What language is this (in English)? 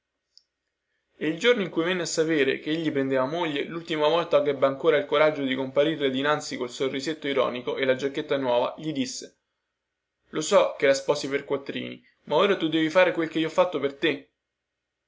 Italian